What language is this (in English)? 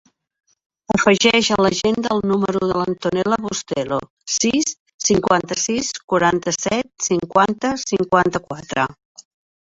Catalan